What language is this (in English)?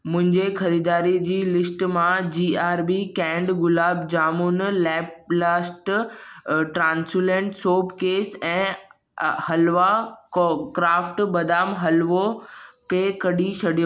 Sindhi